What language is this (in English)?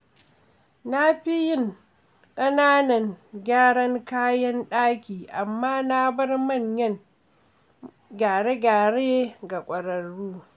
Hausa